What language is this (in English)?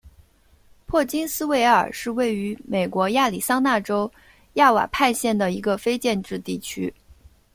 Chinese